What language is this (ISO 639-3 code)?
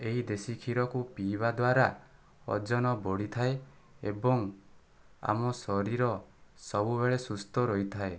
ori